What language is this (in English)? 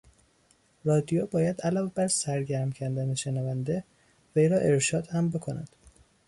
Persian